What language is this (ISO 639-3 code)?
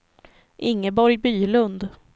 swe